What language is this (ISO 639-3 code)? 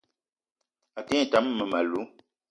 eto